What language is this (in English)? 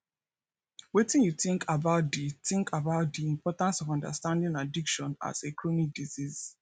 Nigerian Pidgin